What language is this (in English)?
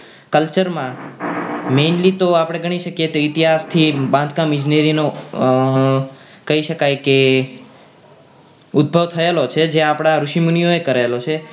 Gujarati